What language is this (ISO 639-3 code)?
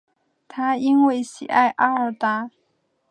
zho